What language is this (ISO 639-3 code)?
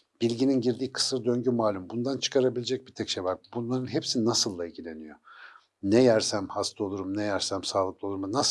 tur